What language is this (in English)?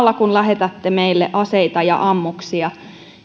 Finnish